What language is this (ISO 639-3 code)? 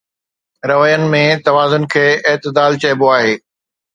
snd